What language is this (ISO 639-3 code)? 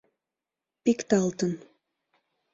chm